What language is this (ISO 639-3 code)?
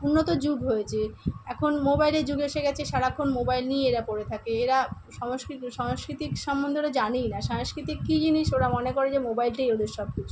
ben